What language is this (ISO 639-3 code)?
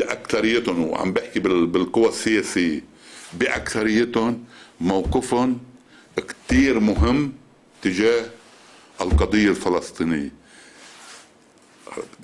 ara